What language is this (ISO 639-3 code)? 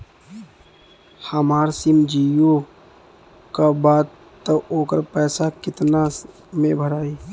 bho